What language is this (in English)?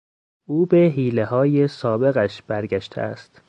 Persian